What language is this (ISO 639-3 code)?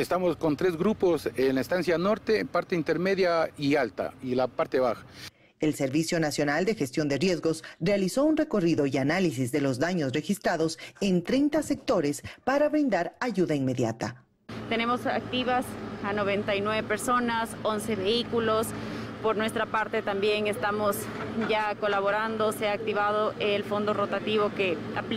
spa